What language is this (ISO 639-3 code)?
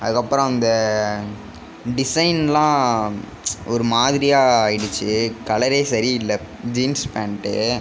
tam